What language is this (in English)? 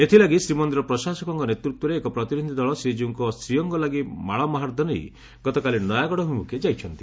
Odia